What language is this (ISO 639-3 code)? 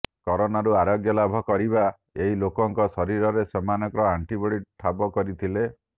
ori